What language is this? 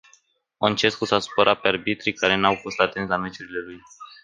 Romanian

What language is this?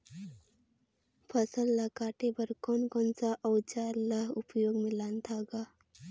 Chhattisgarhi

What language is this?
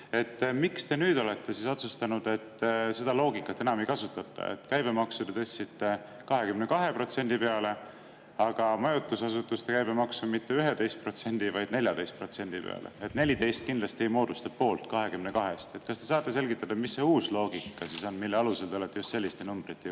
Estonian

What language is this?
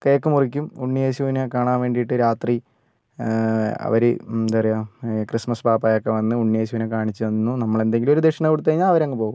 Malayalam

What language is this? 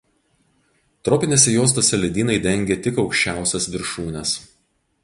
Lithuanian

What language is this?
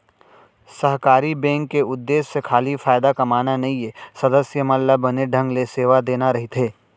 Chhattisgarhi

